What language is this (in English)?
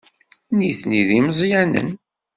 Kabyle